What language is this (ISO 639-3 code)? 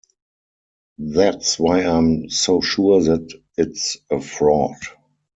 eng